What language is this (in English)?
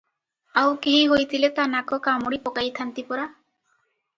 Odia